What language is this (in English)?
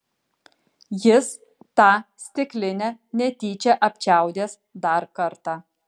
Lithuanian